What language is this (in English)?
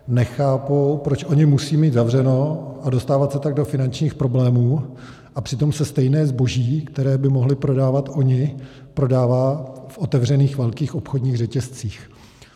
Czech